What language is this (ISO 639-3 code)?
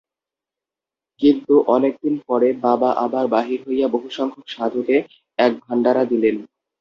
ben